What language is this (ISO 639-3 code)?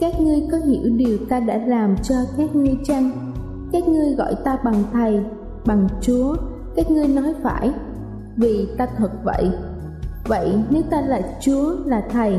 vie